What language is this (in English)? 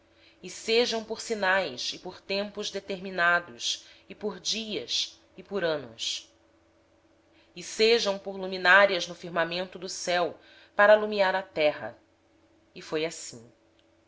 Portuguese